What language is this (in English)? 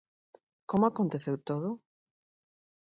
Galician